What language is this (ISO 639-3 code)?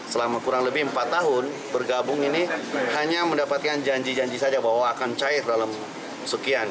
ind